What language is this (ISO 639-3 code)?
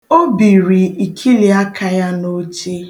ibo